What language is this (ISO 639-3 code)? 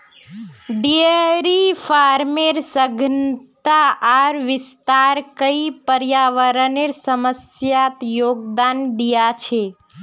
mag